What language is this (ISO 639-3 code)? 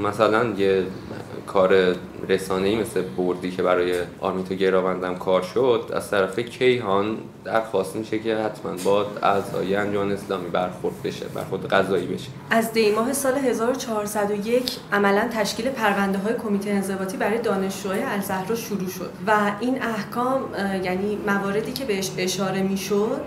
fas